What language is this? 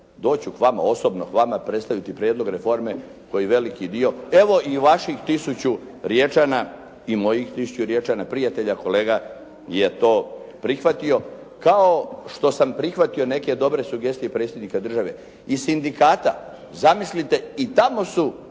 Croatian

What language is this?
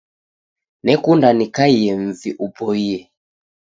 Taita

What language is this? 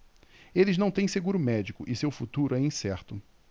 Portuguese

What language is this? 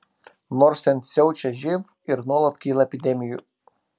Lithuanian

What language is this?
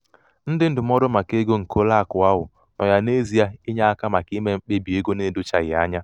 Igbo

